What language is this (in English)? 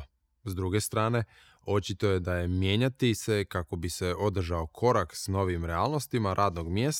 Croatian